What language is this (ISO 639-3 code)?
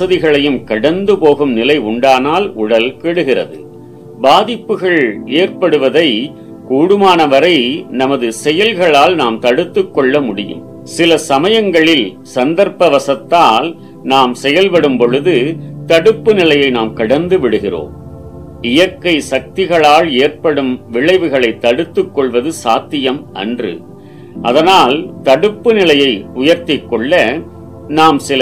tam